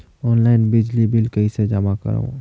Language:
Chhattisgarhi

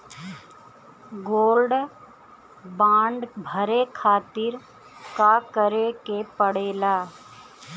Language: Bhojpuri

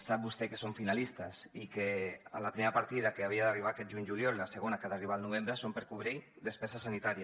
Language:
Catalan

